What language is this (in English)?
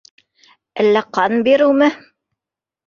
Bashkir